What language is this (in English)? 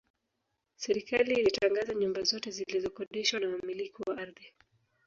Swahili